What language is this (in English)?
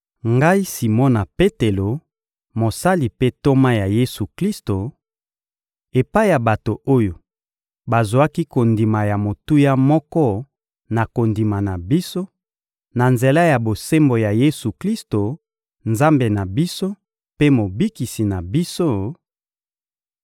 Lingala